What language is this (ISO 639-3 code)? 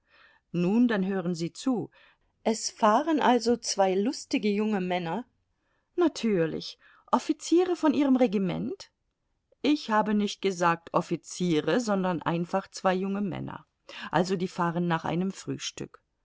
deu